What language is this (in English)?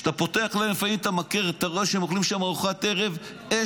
Hebrew